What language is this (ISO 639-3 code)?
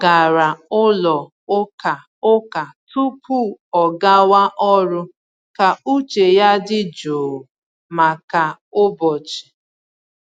ibo